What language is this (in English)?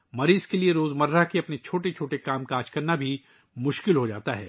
Urdu